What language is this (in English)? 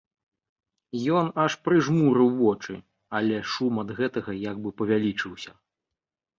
Belarusian